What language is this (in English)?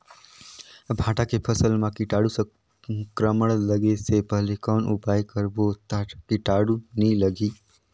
Chhattisgarhi